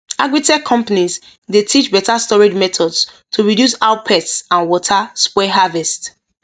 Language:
Nigerian Pidgin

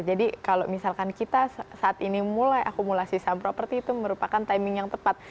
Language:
Indonesian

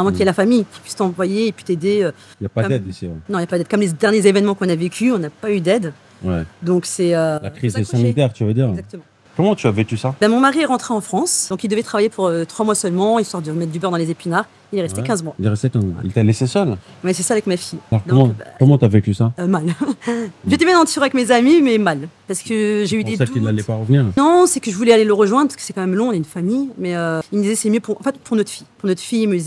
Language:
French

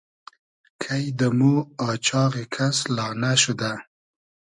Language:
Hazaragi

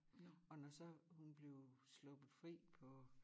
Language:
Danish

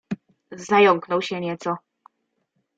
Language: Polish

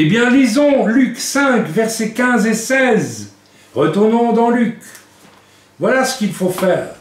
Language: French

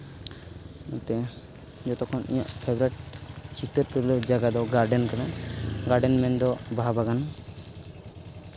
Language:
Santali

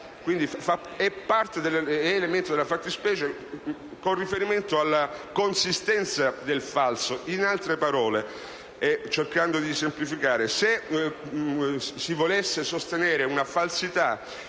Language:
Italian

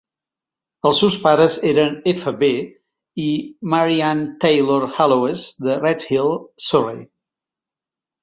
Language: Catalan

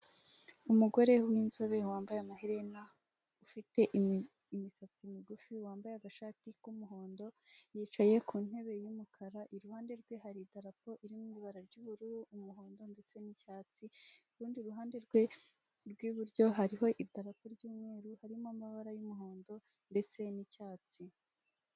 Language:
Kinyarwanda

